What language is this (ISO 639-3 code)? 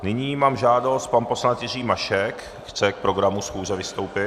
ces